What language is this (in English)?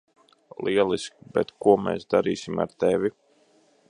Latvian